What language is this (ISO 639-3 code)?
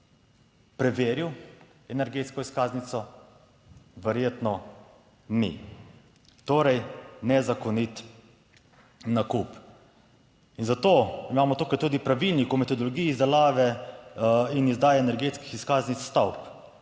slv